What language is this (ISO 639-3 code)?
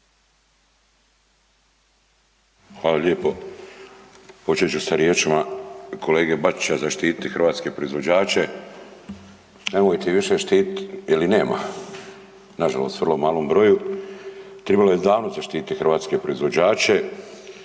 hrv